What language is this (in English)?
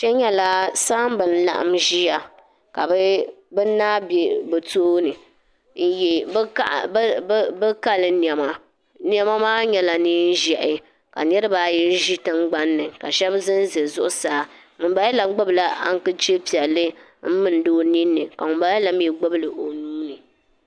Dagbani